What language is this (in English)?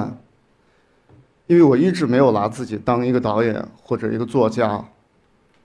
Chinese